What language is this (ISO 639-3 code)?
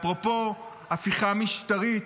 heb